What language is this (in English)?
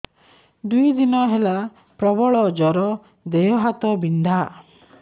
Odia